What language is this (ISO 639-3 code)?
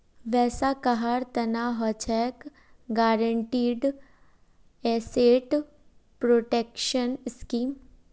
mag